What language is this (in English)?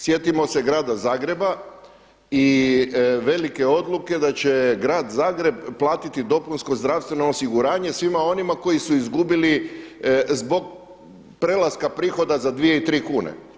Croatian